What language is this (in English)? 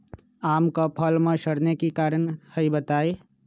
Magahi